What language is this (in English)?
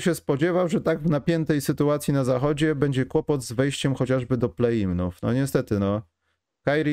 Polish